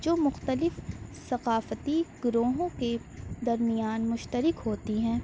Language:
Urdu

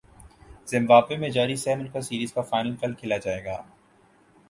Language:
Urdu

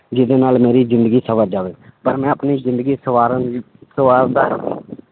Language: Punjabi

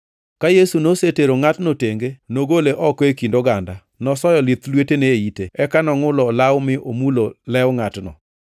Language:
Luo (Kenya and Tanzania)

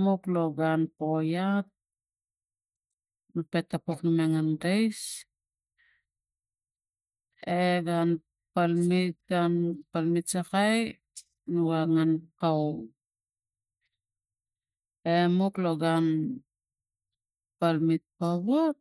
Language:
Tigak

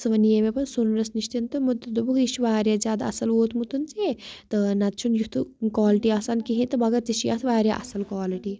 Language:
Kashmiri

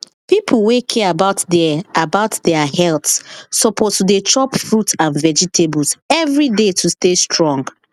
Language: Nigerian Pidgin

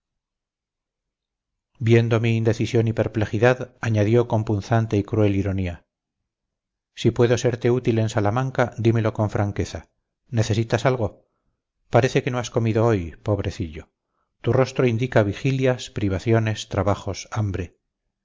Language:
Spanish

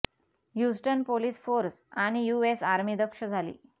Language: Marathi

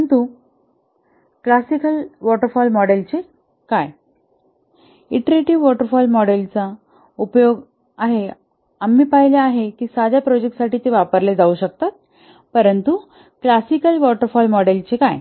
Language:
Marathi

